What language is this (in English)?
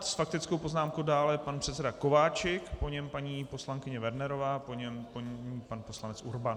Czech